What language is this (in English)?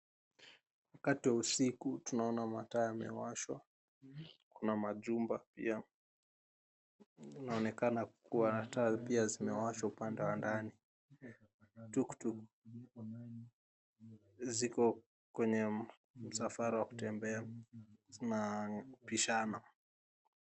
Swahili